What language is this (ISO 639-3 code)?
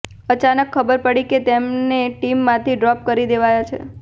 guj